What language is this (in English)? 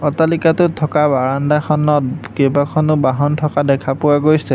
Assamese